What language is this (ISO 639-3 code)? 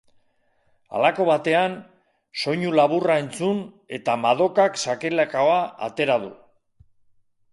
eus